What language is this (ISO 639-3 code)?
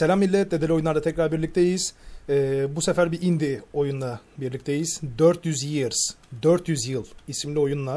tur